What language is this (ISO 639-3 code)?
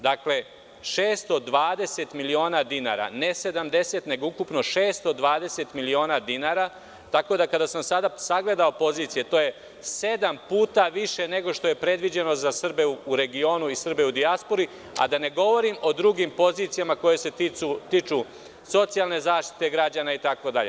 srp